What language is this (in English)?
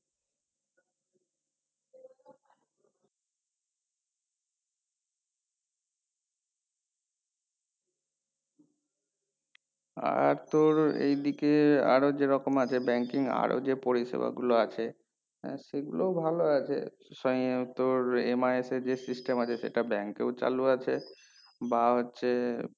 Bangla